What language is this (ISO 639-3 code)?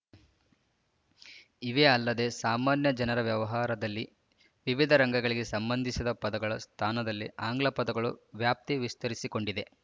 kan